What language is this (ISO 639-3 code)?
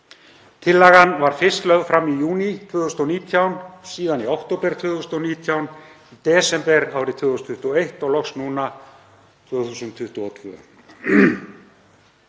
isl